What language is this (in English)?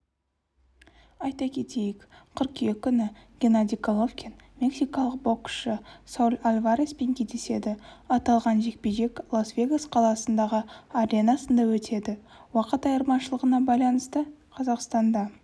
Kazakh